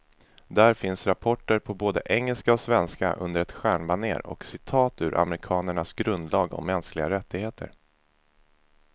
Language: Swedish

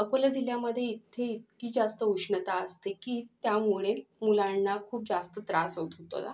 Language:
Marathi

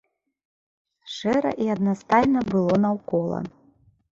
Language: Belarusian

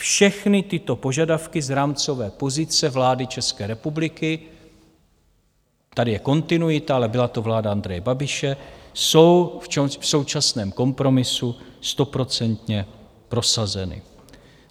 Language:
Czech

